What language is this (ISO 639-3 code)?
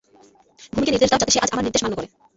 ben